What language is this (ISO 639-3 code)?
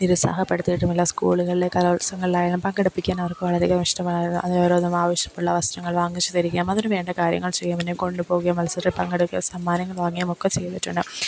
mal